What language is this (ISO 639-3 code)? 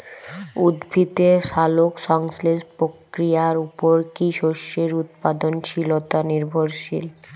ben